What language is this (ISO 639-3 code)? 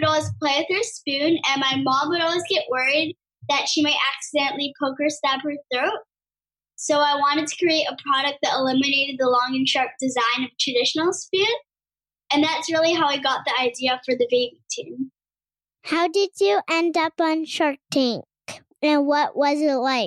eng